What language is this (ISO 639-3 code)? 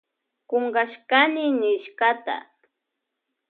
qvj